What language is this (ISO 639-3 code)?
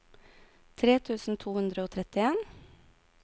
nor